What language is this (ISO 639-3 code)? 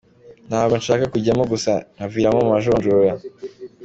kin